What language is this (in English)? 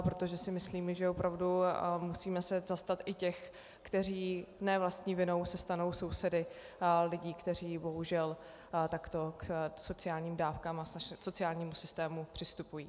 Czech